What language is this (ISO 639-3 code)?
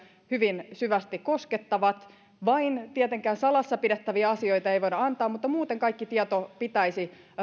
fin